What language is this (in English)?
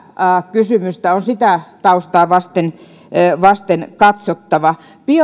Finnish